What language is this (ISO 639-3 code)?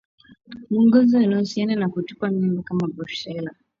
swa